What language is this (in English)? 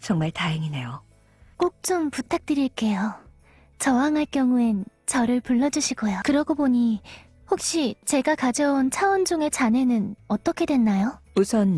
Korean